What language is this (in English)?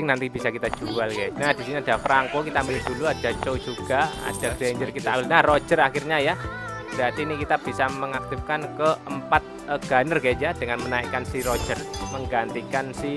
Indonesian